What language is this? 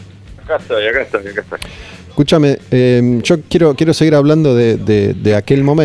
Spanish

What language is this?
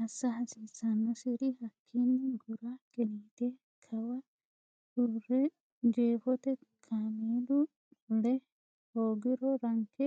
Sidamo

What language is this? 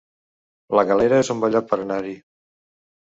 Catalan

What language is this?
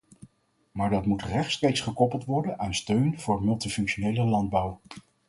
Dutch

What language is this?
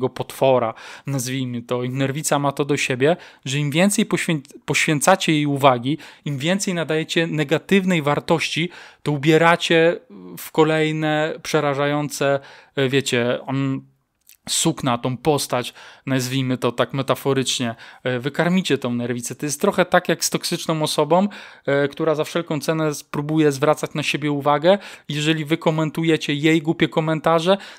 Polish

